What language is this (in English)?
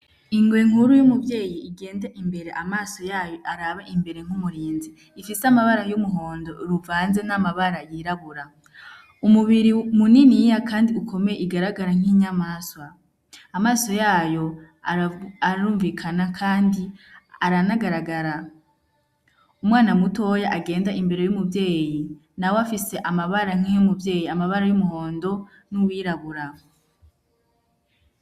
Rundi